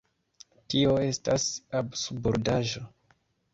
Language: Esperanto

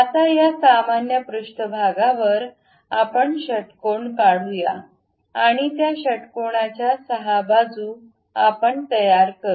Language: Marathi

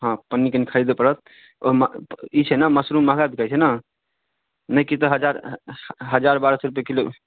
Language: Maithili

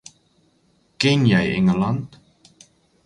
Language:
Afrikaans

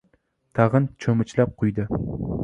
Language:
Uzbek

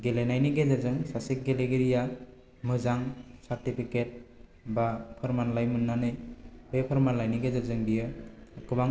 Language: Bodo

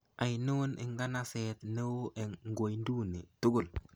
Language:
Kalenjin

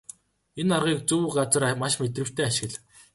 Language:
Mongolian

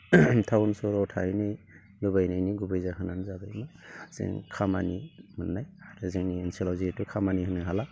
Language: Bodo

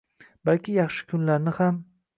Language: Uzbek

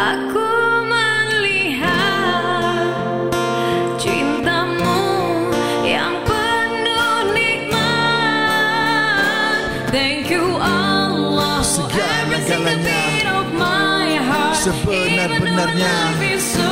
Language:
Malay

